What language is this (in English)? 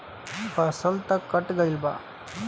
Bhojpuri